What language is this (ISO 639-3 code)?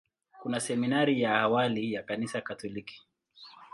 swa